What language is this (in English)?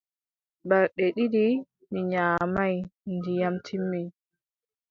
Adamawa Fulfulde